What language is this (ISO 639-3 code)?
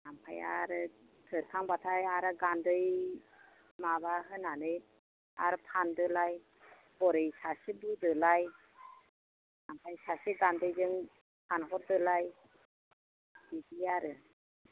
brx